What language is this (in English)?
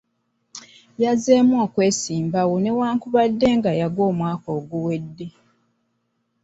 Ganda